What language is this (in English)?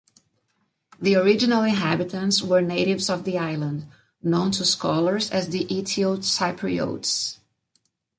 English